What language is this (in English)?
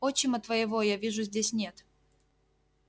Russian